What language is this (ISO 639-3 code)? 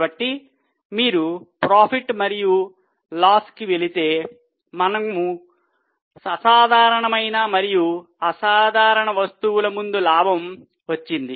tel